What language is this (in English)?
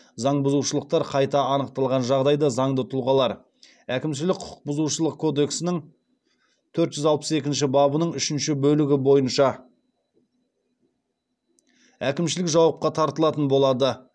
Kazakh